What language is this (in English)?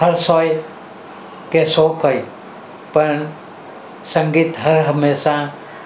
Gujarati